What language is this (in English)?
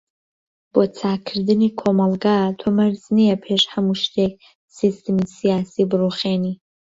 Central Kurdish